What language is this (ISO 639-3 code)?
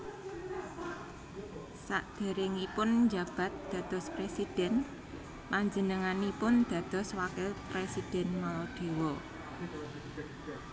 jav